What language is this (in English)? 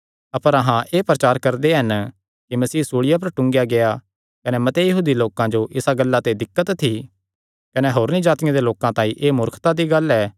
Kangri